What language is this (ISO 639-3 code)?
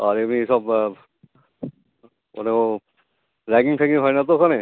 ben